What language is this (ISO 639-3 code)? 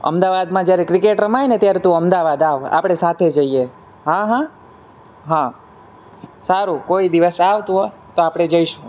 guj